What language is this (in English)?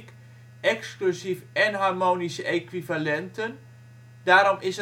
Dutch